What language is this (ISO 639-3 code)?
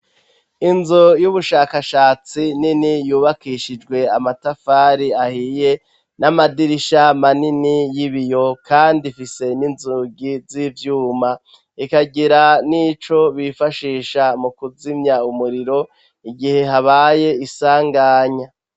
run